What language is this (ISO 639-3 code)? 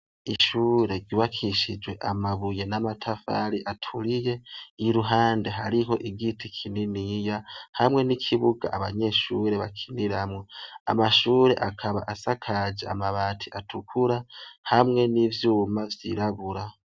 run